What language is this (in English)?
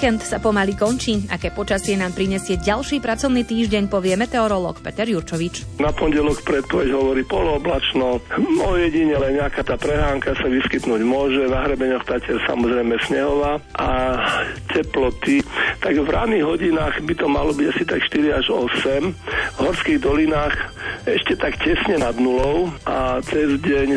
Slovak